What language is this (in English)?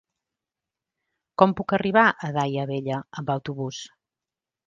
Catalan